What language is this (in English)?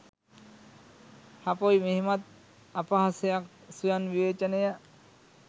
Sinhala